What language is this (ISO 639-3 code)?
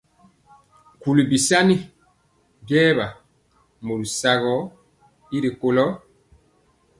mcx